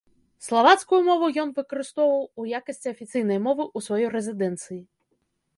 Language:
Belarusian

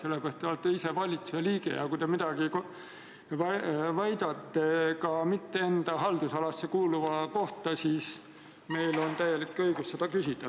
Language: Estonian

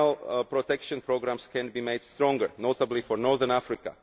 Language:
English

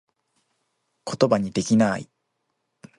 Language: Japanese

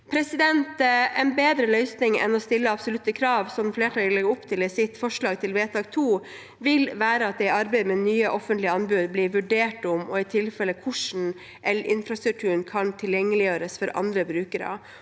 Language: Norwegian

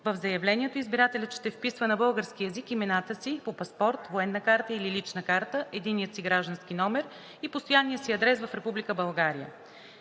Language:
Bulgarian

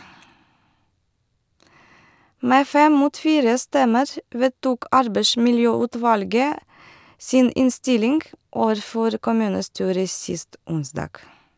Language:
Norwegian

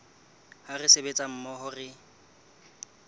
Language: Southern Sotho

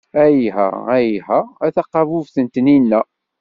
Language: Kabyle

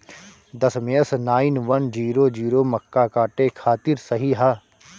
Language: Bhojpuri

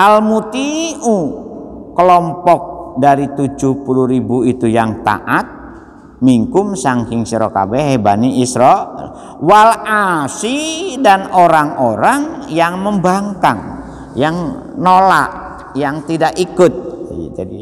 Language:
Indonesian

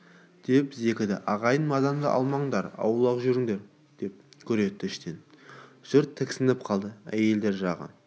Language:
Kazakh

